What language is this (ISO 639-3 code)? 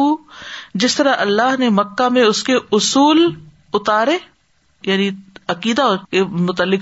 urd